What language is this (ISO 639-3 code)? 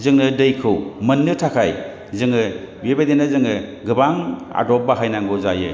brx